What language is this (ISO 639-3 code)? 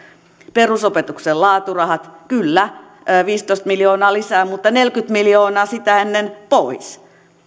fin